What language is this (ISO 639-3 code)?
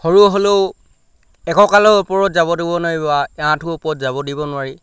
asm